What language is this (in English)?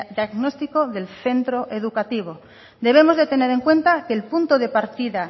Spanish